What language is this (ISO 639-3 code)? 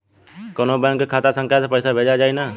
bho